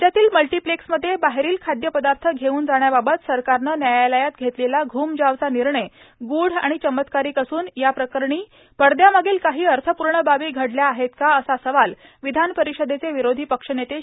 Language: Marathi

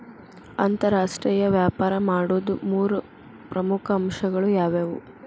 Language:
Kannada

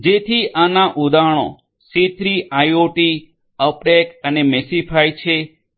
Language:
Gujarati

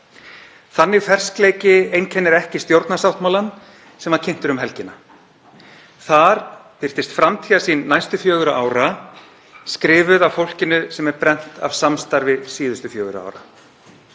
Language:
Icelandic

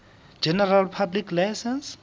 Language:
Southern Sotho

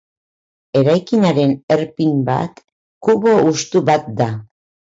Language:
Basque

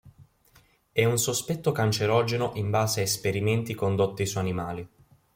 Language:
Italian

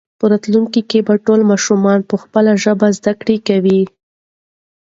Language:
Pashto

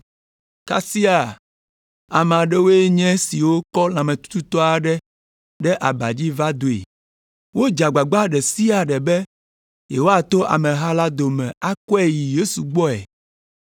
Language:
Ewe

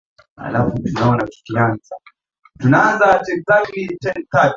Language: Swahili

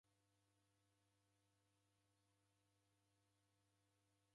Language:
Taita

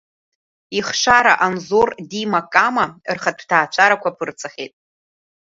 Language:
Abkhazian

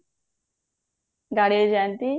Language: Odia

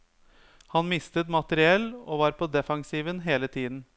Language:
Norwegian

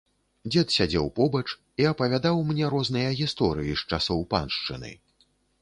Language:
Belarusian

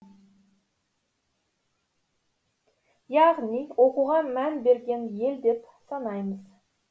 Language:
Kazakh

